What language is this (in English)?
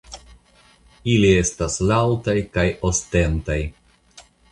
Esperanto